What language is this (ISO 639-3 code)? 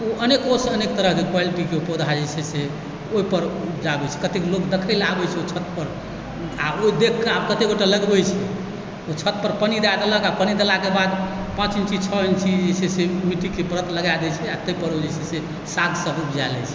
mai